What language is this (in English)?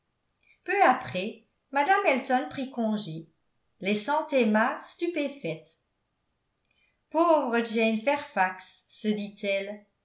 French